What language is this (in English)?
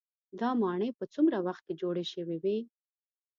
Pashto